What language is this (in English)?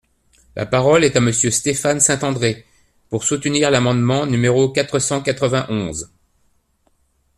French